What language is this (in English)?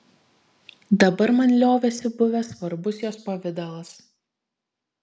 Lithuanian